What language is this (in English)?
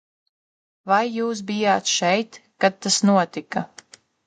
Latvian